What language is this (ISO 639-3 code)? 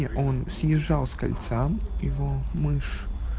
rus